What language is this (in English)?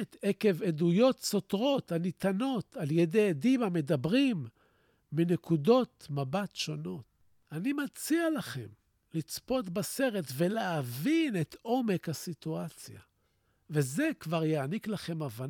Hebrew